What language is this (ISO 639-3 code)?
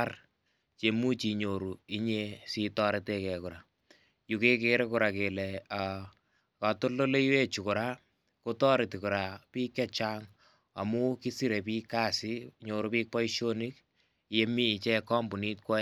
kln